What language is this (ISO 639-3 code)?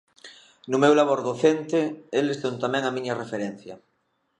glg